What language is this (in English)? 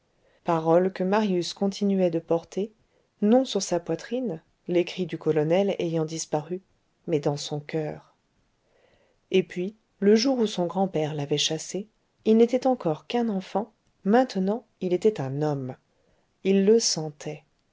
French